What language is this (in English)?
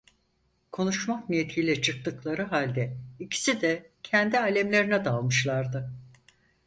Turkish